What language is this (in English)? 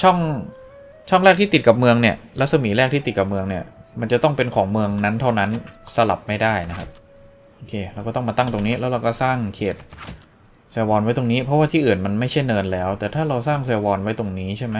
Thai